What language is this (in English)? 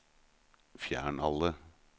Norwegian